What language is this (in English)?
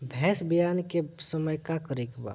Bhojpuri